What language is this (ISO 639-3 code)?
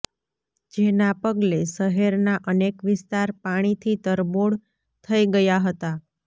guj